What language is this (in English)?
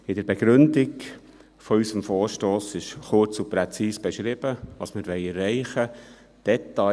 Swiss German